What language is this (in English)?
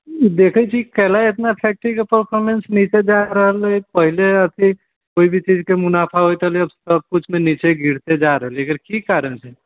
Maithili